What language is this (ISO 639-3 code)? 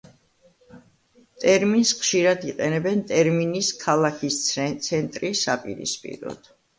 kat